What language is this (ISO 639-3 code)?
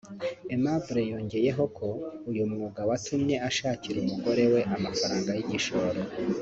kin